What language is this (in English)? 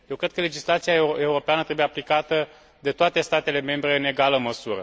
Romanian